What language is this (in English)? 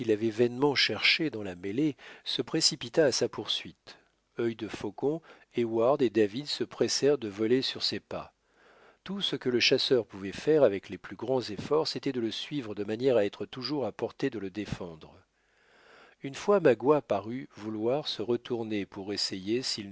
French